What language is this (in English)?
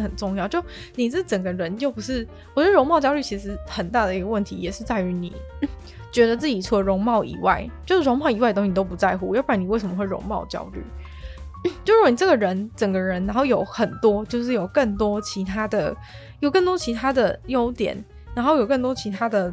Chinese